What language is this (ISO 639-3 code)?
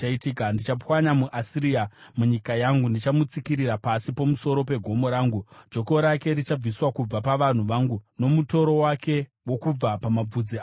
sna